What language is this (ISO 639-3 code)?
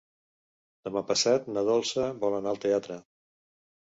cat